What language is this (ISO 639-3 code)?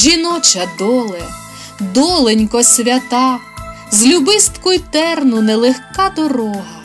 ukr